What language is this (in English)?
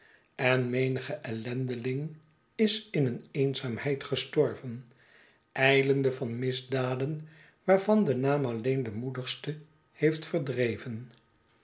Dutch